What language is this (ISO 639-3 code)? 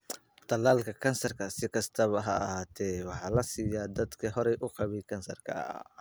som